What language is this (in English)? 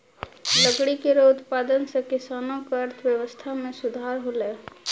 Maithili